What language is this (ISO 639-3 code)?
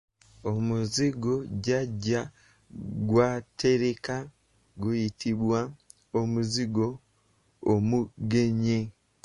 lug